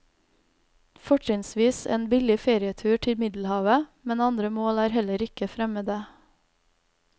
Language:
Norwegian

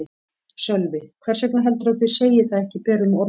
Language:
Icelandic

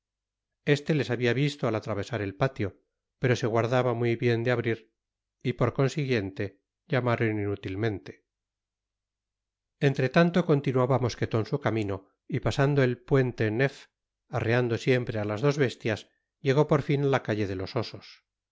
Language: Spanish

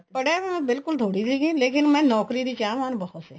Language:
Punjabi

